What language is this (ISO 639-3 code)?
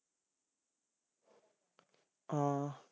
pan